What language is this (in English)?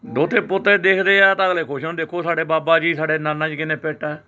Punjabi